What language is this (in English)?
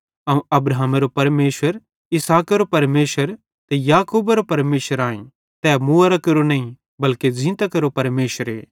Bhadrawahi